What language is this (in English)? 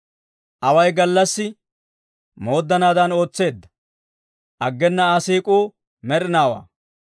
Dawro